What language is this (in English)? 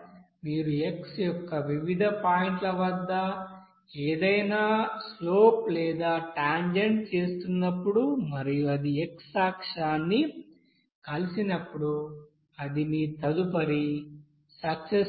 Telugu